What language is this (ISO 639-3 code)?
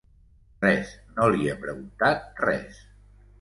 cat